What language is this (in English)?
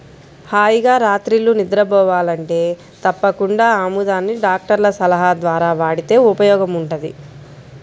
Telugu